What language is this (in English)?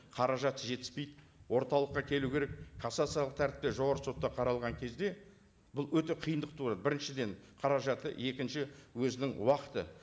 Kazakh